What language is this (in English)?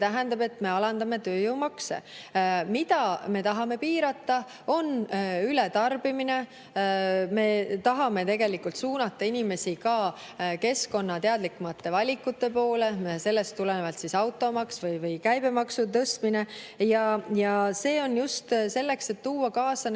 Estonian